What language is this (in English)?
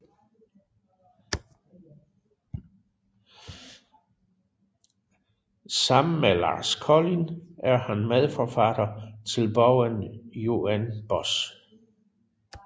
Danish